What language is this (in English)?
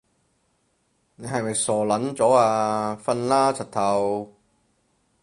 Cantonese